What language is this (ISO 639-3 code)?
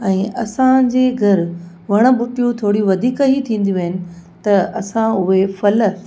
snd